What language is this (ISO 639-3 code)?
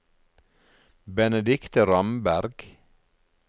nor